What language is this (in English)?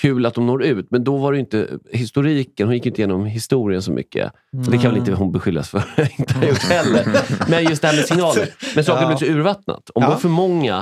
Swedish